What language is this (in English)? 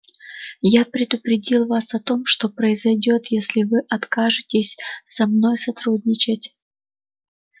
Russian